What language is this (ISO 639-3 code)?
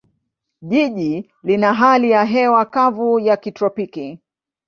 swa